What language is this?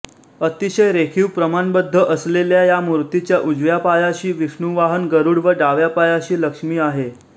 Marathi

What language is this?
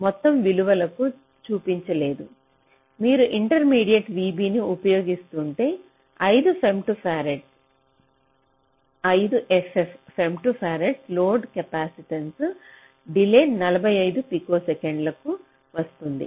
Telugu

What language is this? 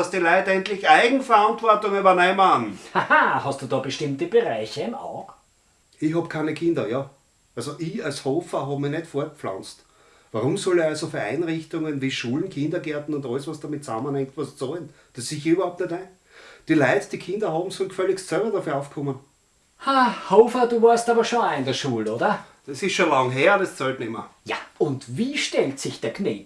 German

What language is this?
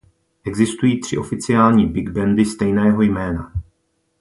Czech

